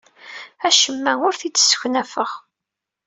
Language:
Kabyle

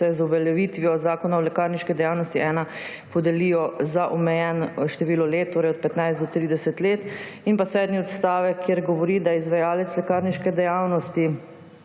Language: Slovenian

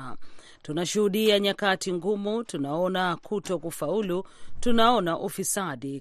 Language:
Swahili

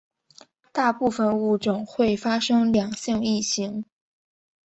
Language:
Chinese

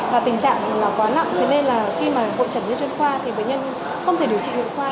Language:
Vietnamese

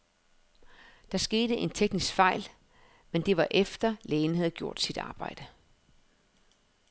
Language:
Danish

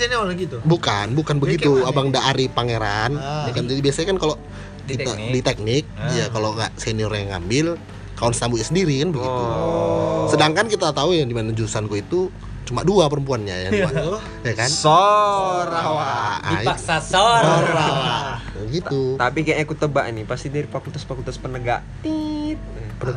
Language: Indonesian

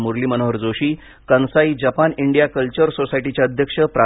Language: Marathi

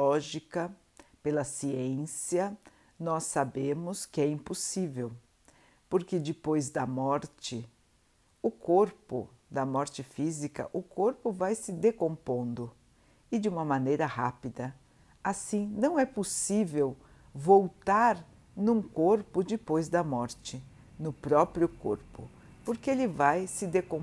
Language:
Portuguese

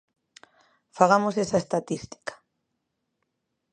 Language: Galician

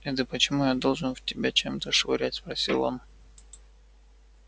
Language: Russian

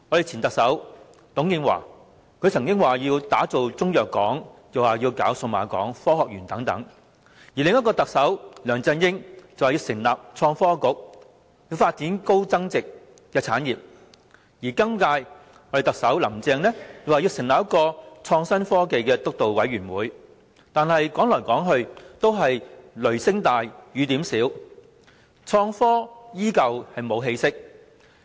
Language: Cantonese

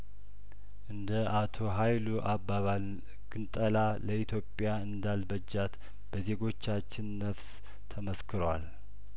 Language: Amharic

